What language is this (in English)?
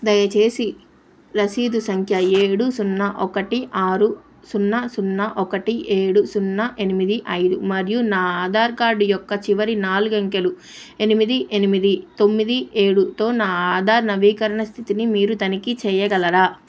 Telugu